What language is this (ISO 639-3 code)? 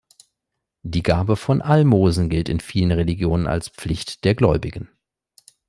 deu